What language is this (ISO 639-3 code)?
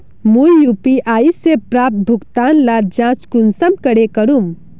mag